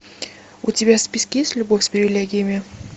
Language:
Russian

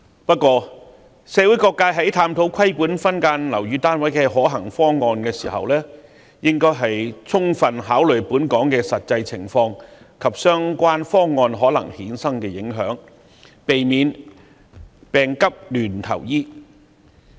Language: Cantonese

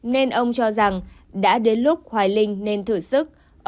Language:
Vietnamese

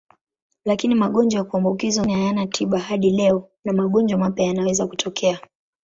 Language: Swahili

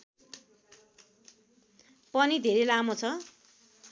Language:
Nepali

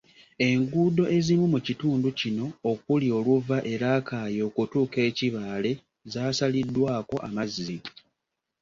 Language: Ganda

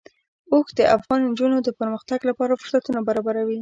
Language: Pashto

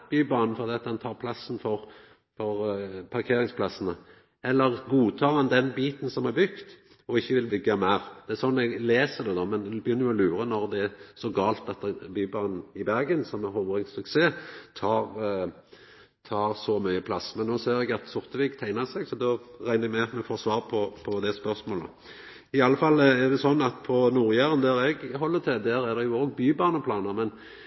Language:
Norwegian Nynorsk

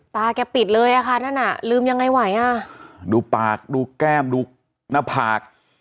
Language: Thai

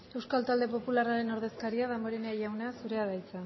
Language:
Basque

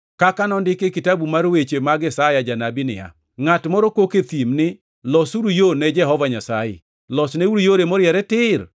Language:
Luo (Kenya and Tanzania)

